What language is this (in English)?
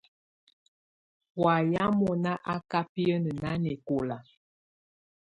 Tunen